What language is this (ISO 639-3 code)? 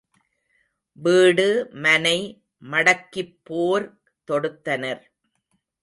tam